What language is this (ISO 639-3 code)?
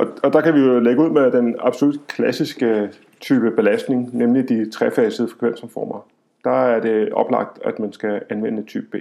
dan